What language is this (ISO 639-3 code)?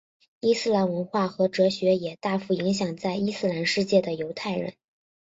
zho